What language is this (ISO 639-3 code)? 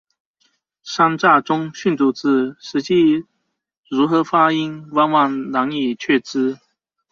zho